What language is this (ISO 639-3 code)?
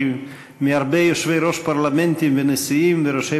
heb